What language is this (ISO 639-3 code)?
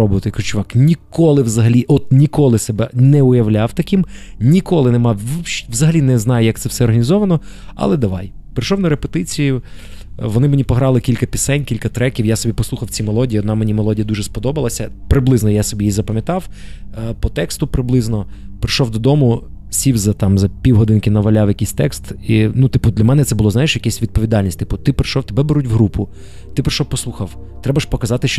ukr